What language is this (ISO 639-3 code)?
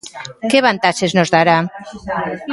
glg